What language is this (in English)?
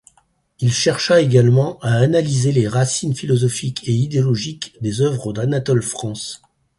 French